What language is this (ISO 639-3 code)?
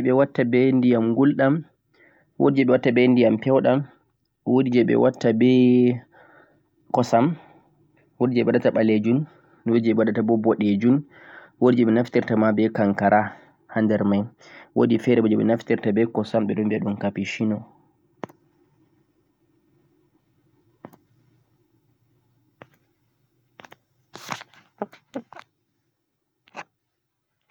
fuq